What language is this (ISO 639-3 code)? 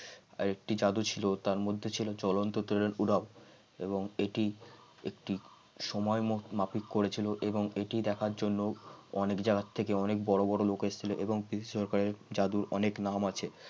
ben